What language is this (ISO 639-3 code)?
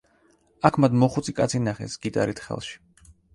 kat